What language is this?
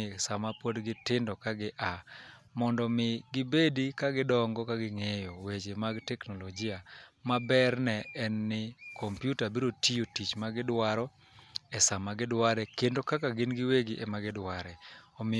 Luo (Kenya and Tanzania)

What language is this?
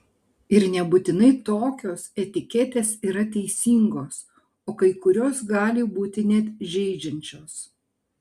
Lithuanian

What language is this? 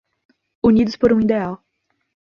Portuguese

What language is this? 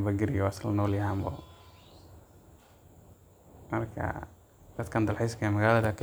Somali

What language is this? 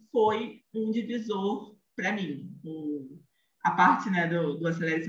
Portuguese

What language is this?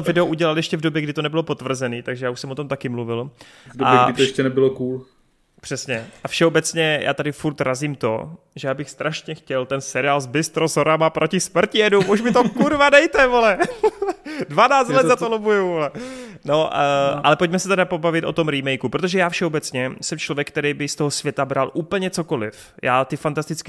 Czech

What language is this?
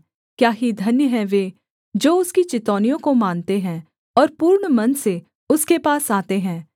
Hindi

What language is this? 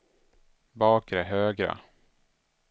Swedish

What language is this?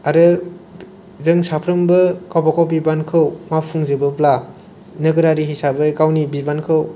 Bodo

